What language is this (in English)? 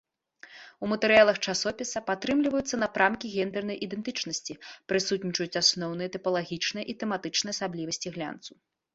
Belarusian